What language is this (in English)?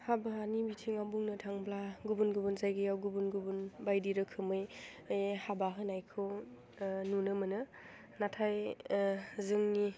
Bodo